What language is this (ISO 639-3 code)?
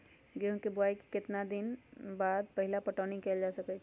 mag